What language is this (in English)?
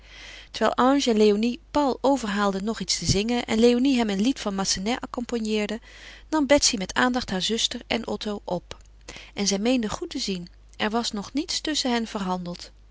Dutch